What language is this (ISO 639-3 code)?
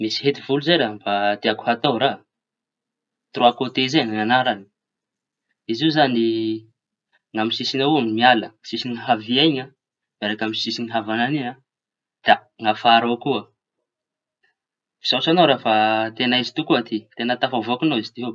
txy